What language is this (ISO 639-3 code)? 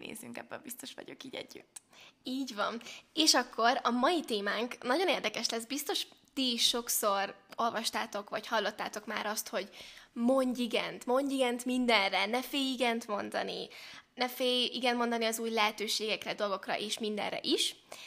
hun